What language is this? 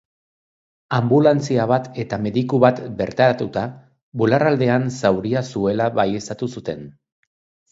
Basque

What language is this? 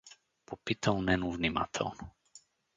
Bulgarian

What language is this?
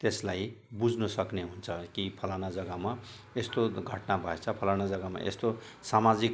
Nepali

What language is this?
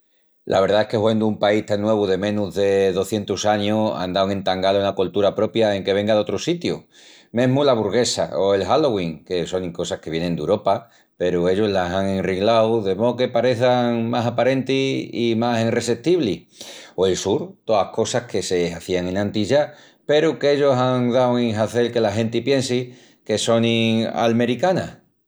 Extremaduran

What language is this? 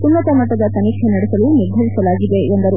Kannada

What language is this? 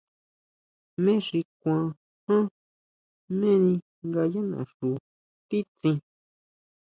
Huautla Mazatec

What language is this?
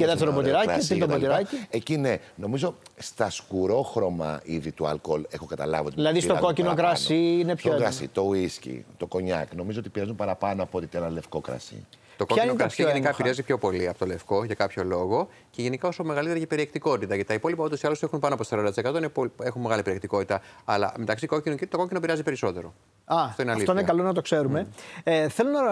Greek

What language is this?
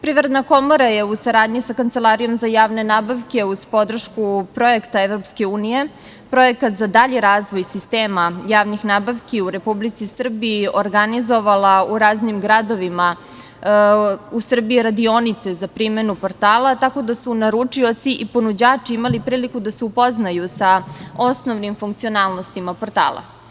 Serbian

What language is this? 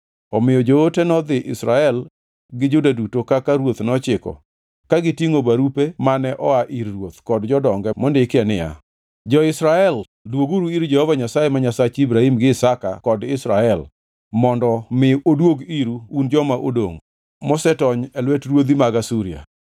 Luo (Kenya and Tanzania)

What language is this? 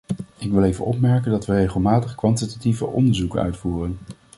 Dutch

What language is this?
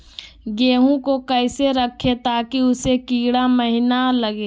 Magahi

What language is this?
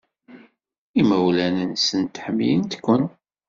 Kabyle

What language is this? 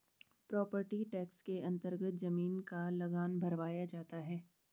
Hindi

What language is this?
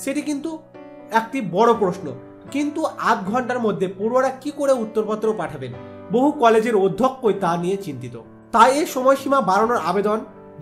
Turkish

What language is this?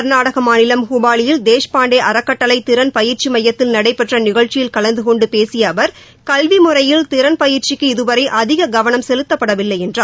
Tamil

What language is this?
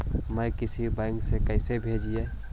Magahi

